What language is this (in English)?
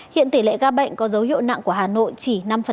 Vietnamese